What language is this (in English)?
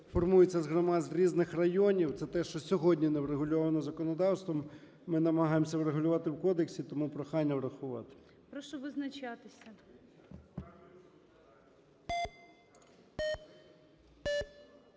Ukrainian